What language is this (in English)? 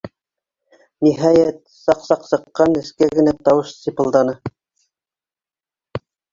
Bashkir